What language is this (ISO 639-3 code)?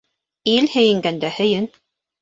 bak